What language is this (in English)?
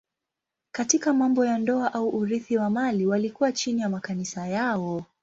Swahili